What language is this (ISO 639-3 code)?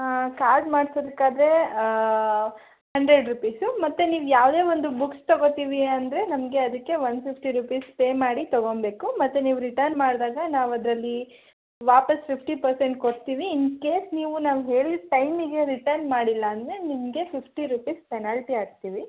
kan